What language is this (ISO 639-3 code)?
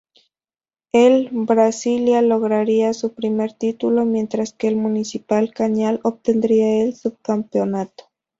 spa